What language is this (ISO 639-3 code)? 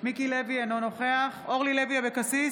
heb